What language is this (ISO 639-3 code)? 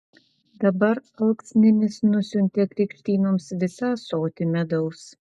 lit